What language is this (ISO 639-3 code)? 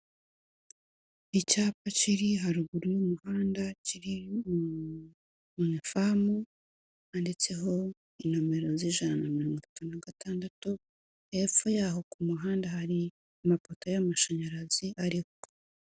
kin